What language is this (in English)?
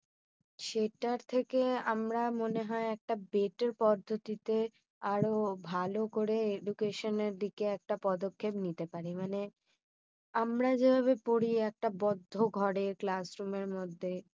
Bangla